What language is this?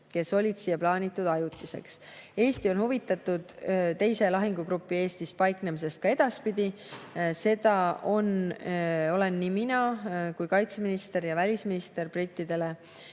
Estonian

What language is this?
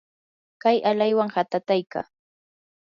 Yanahuanca Pasco Quechua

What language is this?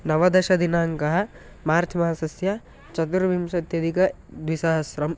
Sanskrit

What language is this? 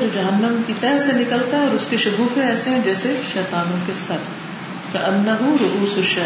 Urdu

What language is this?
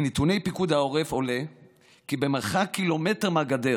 Hebrew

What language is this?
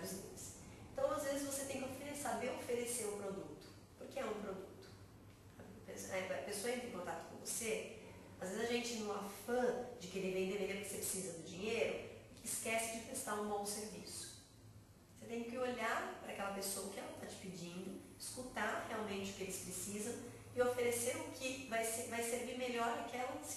Portuguese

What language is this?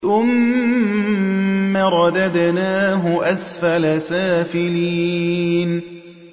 Arabic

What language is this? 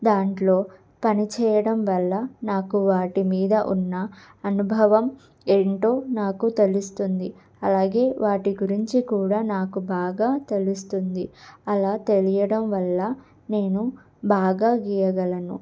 Telugu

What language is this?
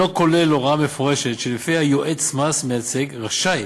Hebrew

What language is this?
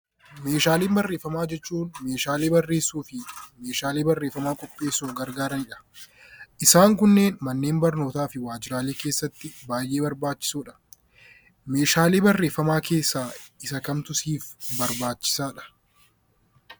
Oromo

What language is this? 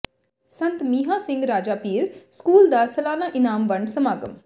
Punjabi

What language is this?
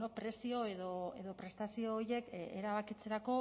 Basque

